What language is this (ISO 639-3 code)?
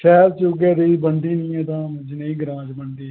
doi